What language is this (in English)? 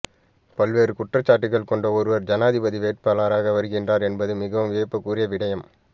Tamil